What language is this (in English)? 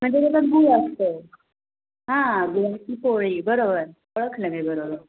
Marathi